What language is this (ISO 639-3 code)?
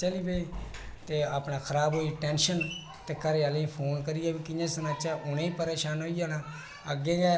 doi